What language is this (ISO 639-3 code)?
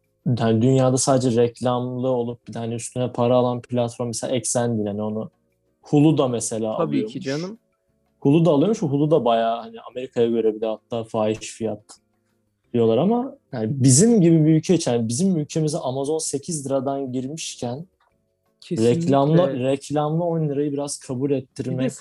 tur